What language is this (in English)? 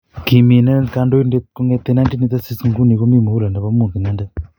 Kalenjin